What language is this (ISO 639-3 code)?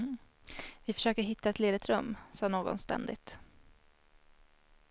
swe